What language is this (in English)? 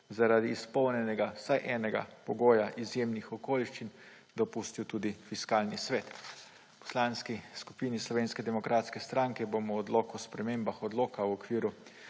Slovenian